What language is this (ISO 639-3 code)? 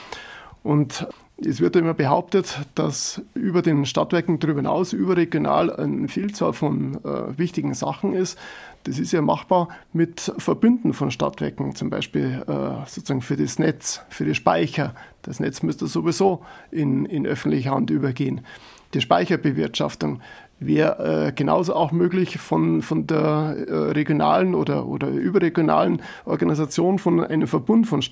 deu